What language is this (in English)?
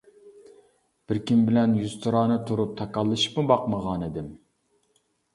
Uyghur